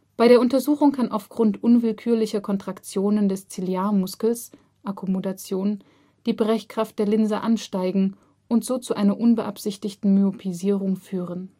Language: German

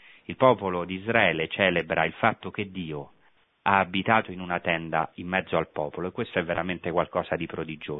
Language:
Italian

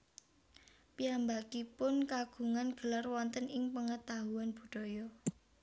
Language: Javanese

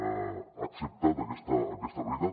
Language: Catalan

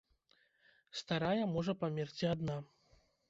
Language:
Belarusian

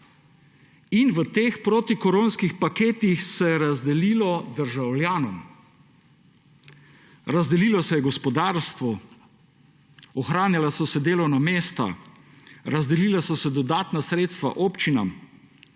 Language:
Slovenian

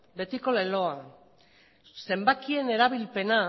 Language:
Basque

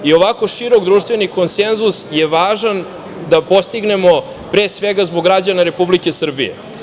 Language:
Serbian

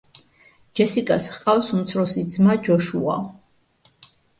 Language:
Georgian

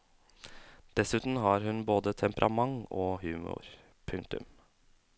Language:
Norwegian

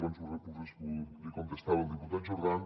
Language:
Catalan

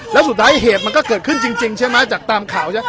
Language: Thai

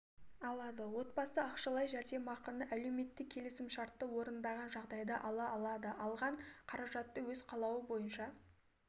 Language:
Kazakh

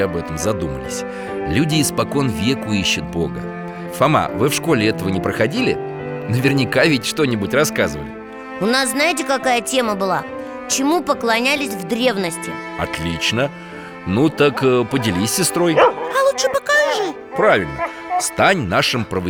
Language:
Russian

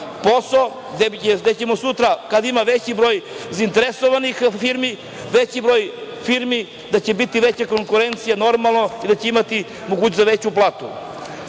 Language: Serbian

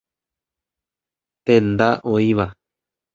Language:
Guarani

